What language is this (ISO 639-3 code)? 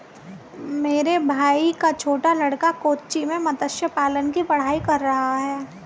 hin